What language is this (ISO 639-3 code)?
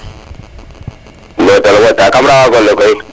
srr